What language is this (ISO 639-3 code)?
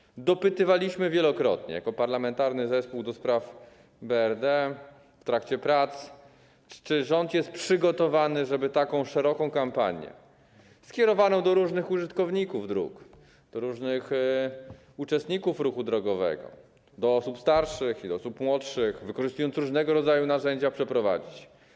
pol